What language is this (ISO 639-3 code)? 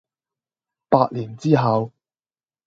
yue